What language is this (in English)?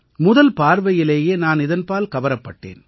Tamil